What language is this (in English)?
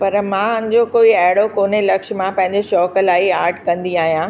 Sindhi